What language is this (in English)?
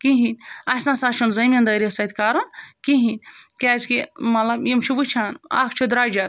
Kashmiri